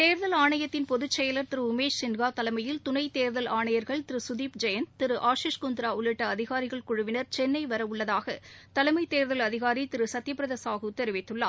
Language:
Tamil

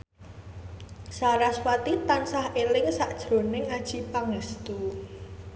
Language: Javanese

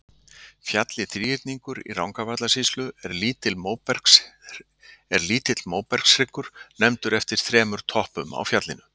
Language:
Icelandic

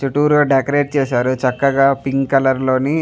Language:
Telugu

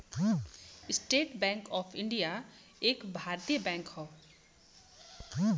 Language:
Bhojpuri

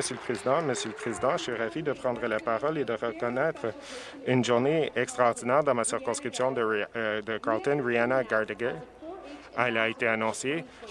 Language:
French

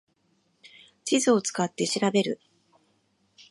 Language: Japanese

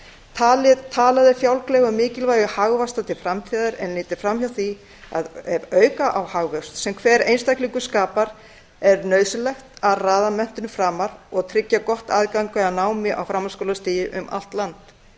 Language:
Icelandic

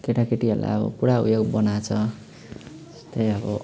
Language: Nepali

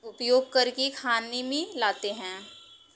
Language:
Hindi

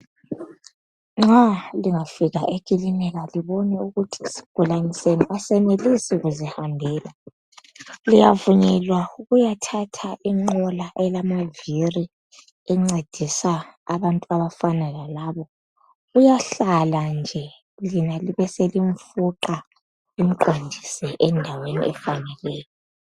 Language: North Ndebele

